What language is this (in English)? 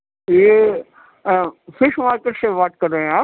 Urdu